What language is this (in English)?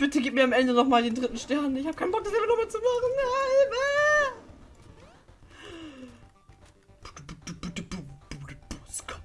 German